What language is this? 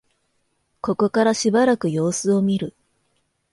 Japanese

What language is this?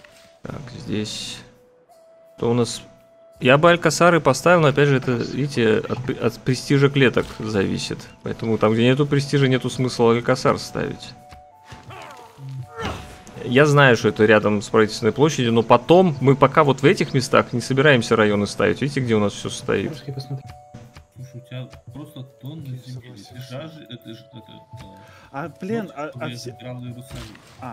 Russian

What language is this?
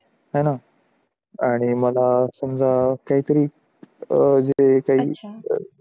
Marathi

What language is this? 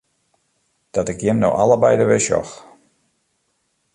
Western Frisian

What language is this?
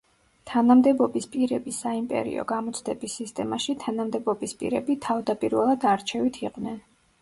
Georgian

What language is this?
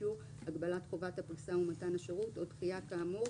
Hebrew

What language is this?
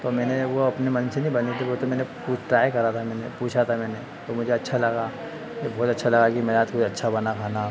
Hindi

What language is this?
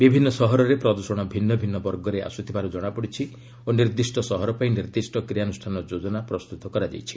Odia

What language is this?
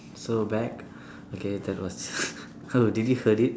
English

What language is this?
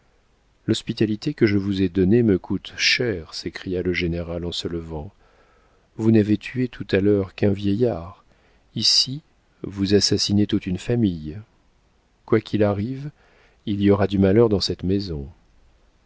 French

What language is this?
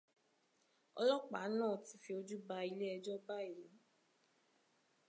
Yoruba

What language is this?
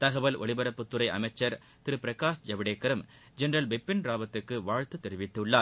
Tamil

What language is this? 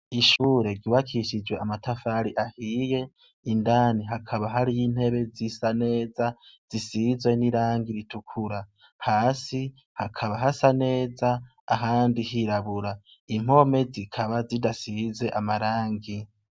Rundi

